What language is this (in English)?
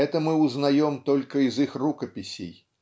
Russian